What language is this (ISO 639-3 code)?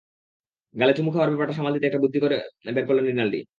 ben